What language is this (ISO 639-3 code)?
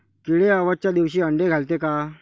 mar